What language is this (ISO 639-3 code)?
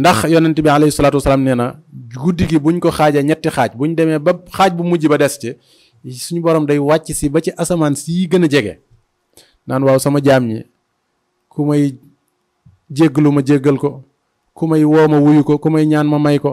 ind